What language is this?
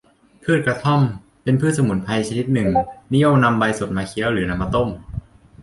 Thai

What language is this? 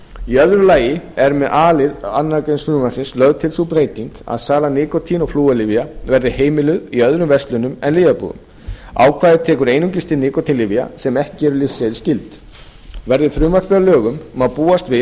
Icelandic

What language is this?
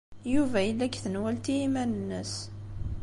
Kabyle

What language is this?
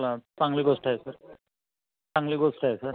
Marathi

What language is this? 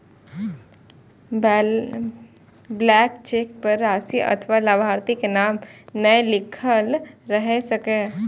Maithili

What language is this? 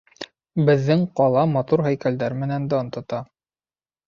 Bashkir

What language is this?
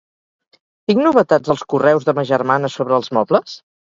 Catalan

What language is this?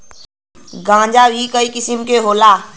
Bhojpuri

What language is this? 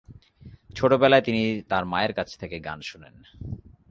Bangla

